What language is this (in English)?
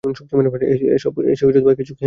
Bangla